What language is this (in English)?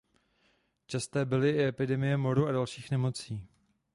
Czech